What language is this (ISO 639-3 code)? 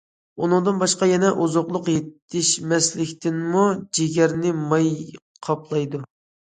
uig